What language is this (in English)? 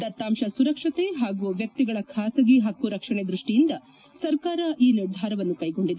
Kannada